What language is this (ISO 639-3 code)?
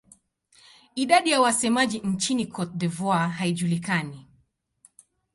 swa